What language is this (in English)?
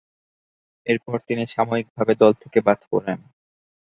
Bangla